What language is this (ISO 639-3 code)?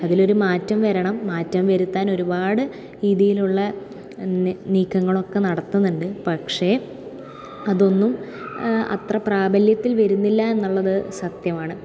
mal